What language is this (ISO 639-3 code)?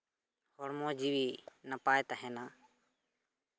sat